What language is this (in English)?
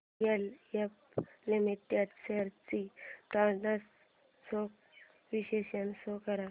Marathi